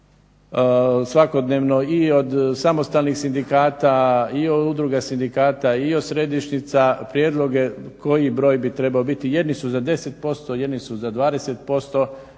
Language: Croatian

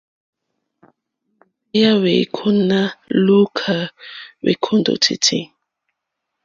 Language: Mokpwe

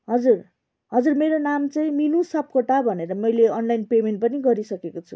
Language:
Nepali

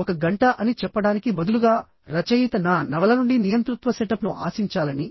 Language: Telugu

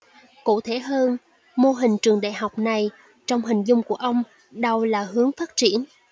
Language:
Vietnamese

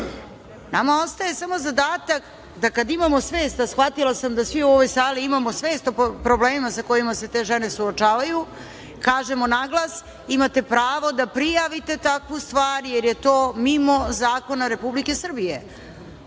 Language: Serbian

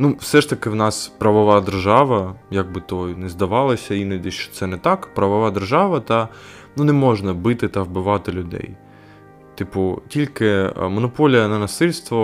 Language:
Ukrainian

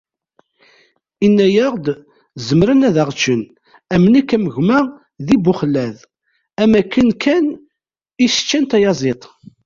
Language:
Kabyle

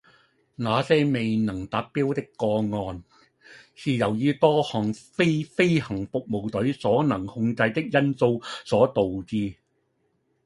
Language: Cantonese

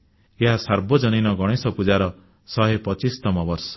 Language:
Odia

